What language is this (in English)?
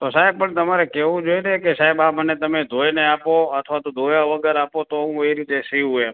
Gujarati